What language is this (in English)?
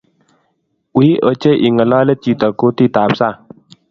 Kalenjin